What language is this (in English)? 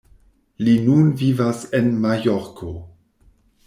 Esperanto